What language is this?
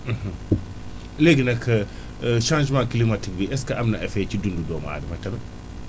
Wolof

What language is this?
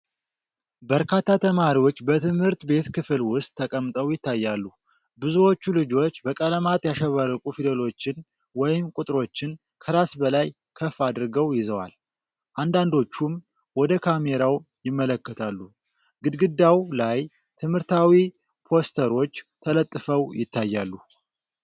Amharic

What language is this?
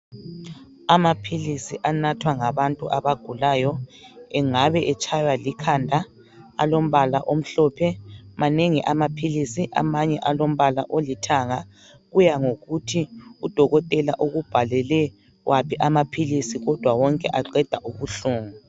North Ndebele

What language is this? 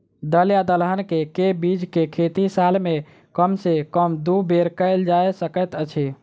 Maithili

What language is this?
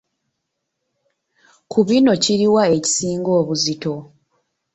Ganda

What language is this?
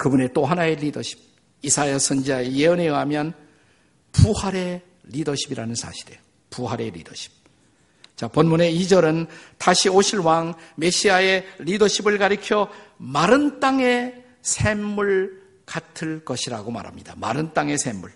Korean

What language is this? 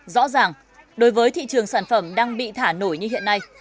Vietnamese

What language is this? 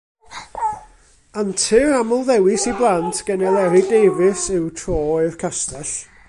Welsh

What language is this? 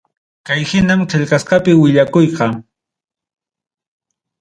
Ayacucho Quechua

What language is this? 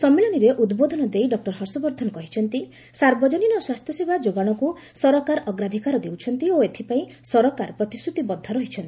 Odia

